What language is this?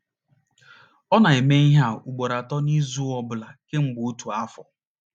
Igbo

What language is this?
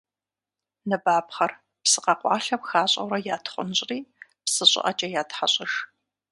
Kabardian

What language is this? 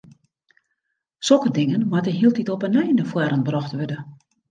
Western Frisian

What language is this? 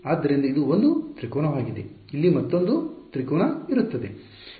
Kannada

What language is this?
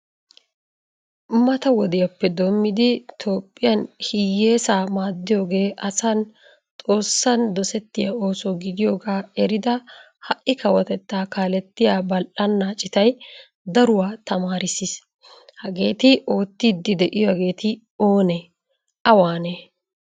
Wolaytta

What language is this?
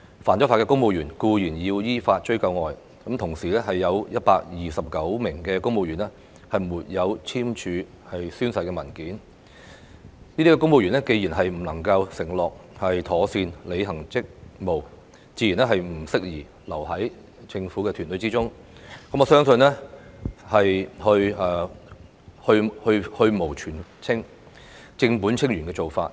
Cantonese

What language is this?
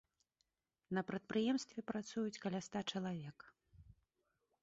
Belarusian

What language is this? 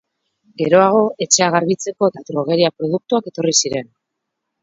Basque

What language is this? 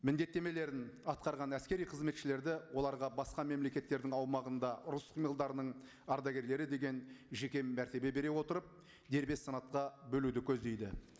Kazakh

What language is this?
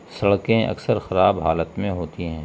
Urdu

